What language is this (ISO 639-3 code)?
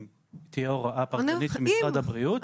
heb